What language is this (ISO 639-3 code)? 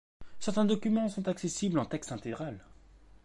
fra